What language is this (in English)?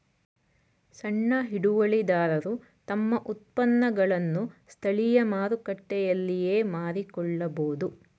Kannada